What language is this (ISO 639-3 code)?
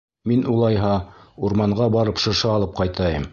bak